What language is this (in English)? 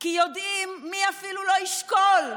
Hebrew